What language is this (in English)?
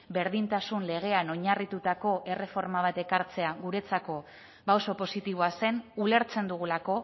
Basque